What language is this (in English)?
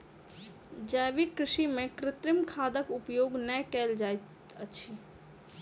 Maithili